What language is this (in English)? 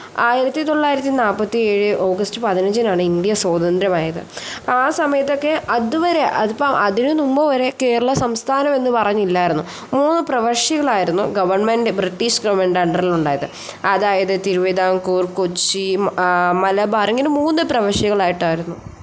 Malayalam